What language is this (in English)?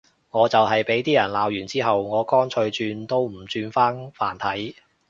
Cantonese